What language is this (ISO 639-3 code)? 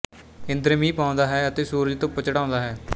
pan